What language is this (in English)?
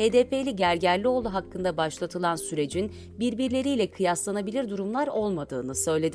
Turkish